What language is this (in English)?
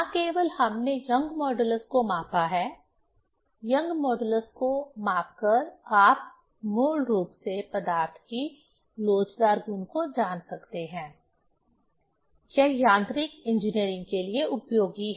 Hindi